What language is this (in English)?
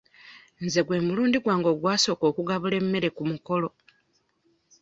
Ganda